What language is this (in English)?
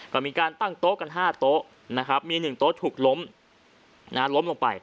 Thai